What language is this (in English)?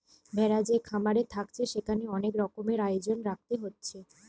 Bangla